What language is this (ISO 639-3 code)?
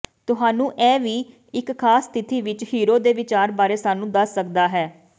pan